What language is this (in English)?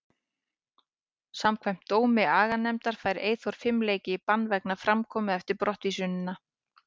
Icelandic